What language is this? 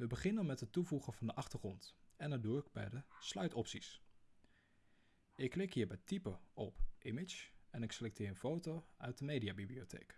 Dutch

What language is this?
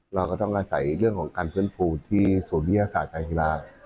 Thai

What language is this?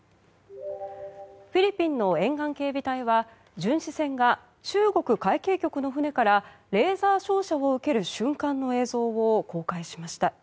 Japanese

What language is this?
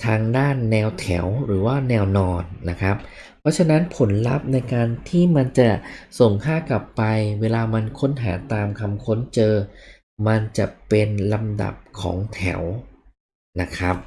Thai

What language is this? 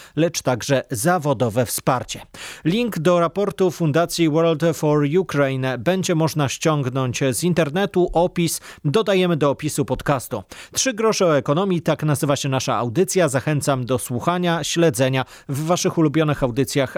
Polish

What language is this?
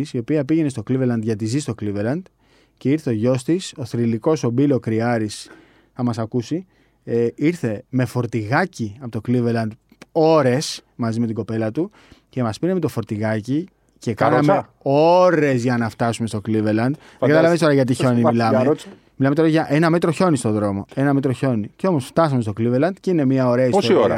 Greek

